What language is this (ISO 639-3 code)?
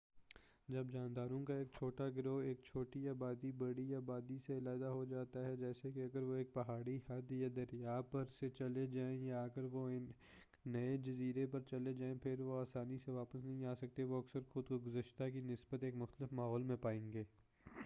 urd